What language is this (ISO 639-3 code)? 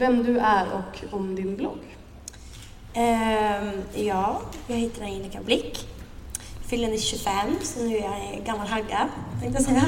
swe